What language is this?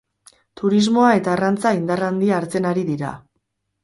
Basque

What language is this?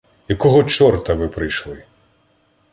Ukrainian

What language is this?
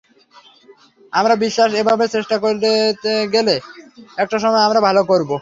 Bangla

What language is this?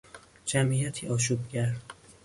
Persian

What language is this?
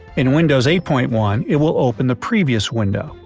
English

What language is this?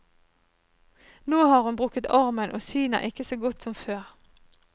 Norwegian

